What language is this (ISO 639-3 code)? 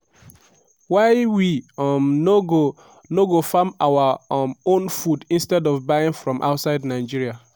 pcm